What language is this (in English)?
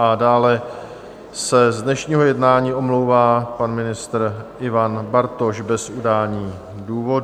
Czech